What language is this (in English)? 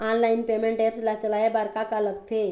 Chhattisgarhi